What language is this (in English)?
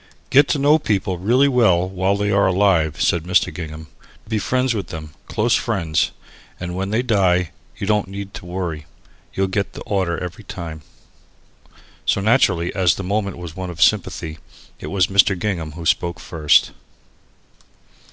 English